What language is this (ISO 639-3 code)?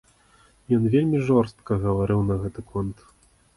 bel